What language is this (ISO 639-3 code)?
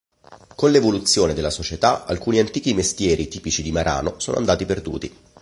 ita